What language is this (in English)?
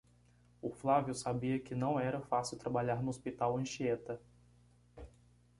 Portuguese